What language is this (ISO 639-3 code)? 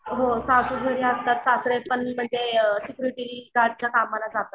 mar